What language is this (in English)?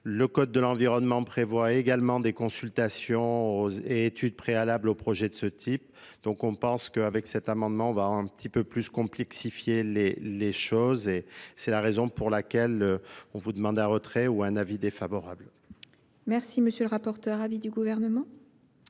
French